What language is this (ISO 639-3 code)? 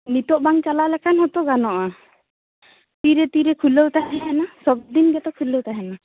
sat